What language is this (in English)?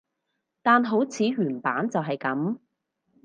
Cantonese